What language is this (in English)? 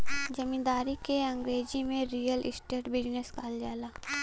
Bhojpuri